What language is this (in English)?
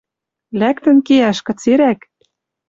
Western Mari